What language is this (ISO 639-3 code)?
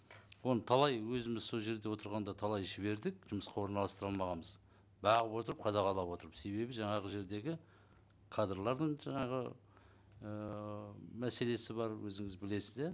kaz